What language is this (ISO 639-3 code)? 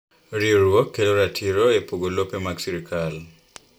luo